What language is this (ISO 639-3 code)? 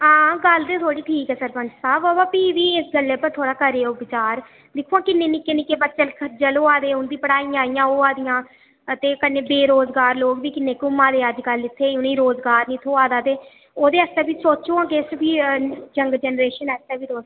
doi